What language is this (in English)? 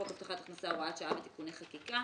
Hebrew